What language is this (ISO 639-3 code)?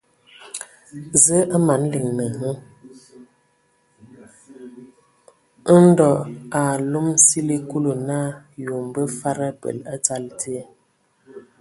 ewo